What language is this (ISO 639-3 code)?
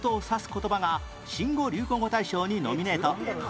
jpn